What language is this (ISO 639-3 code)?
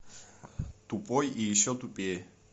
rus